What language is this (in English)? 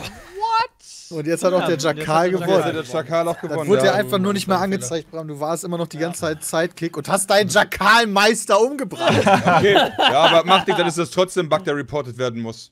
German